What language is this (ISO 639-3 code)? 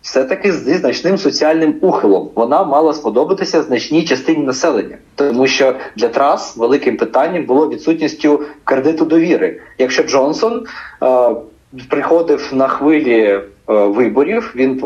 ukr